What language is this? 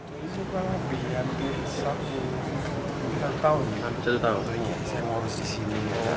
Indonesian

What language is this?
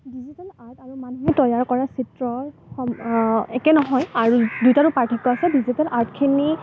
Assamese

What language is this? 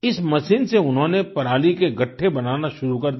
Hindi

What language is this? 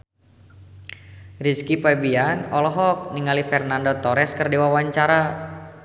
Sundanese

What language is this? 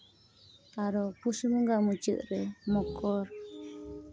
Santali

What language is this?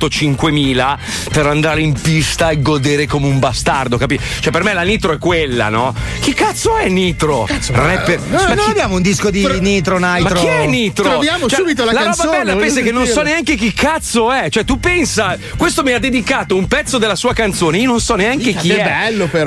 Italian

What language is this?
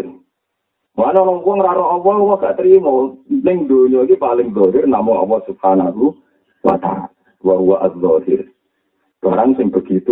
Malay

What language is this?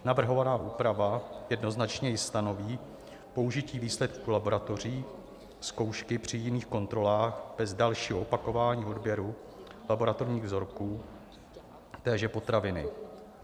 Czech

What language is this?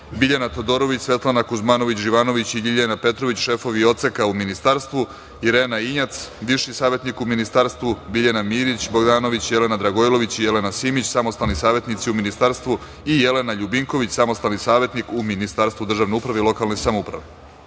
Serbian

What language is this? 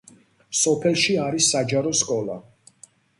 Georgian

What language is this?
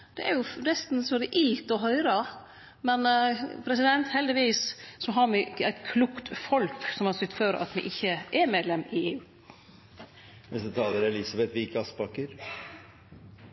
Norwegian Nynorsk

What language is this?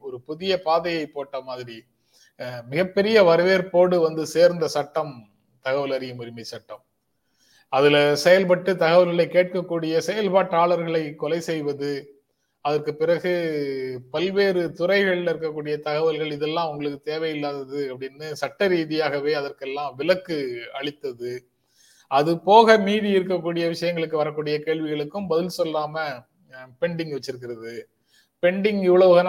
Tamil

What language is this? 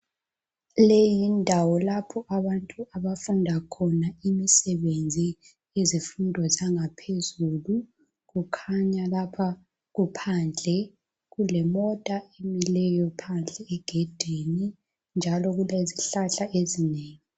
North Ndebele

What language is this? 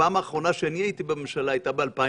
Hebrew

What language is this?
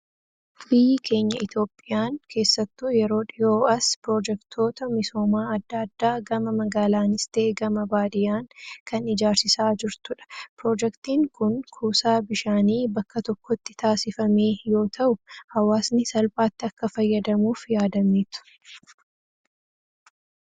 Oromo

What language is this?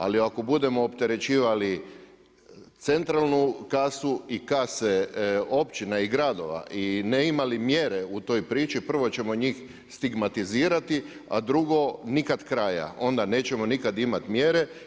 Croatian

